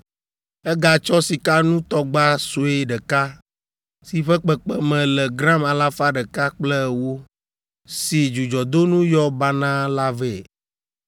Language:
Ewe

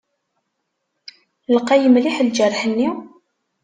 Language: Kabyle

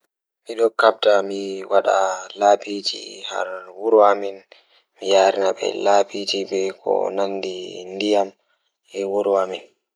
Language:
Fula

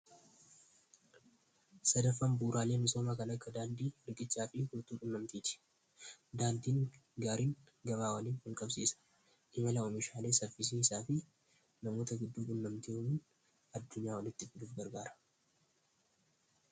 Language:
Oromo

